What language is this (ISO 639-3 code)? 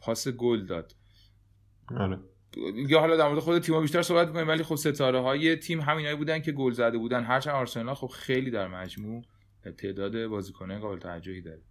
fas